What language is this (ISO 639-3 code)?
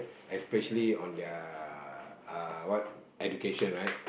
eng